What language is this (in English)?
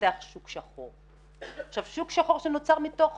Hebrew